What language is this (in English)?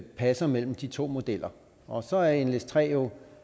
Danish